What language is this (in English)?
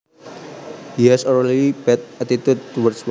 Javanese